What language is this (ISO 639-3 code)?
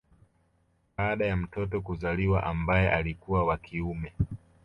swa